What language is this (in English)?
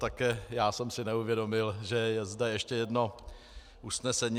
Czech